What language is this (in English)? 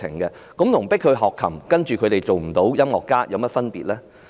Cantonese